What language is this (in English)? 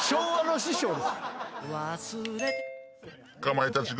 Japanese